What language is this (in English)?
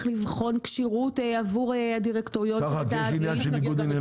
Hebrew